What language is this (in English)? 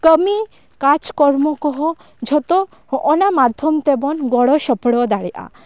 Santali